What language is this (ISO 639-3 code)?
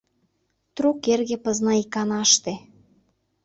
chm